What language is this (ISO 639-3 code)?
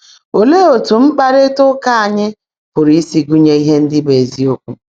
ibo